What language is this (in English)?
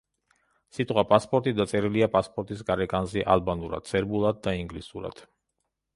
Georgian